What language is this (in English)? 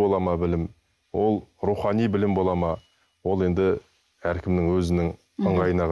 Turkish